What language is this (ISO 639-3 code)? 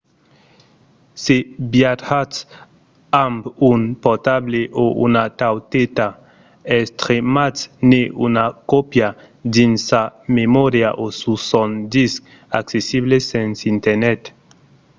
oci